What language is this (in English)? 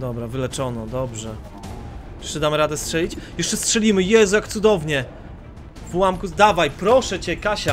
Polish